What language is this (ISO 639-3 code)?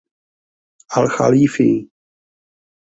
ces